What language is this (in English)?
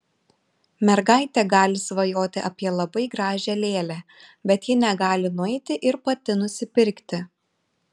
Lithuanian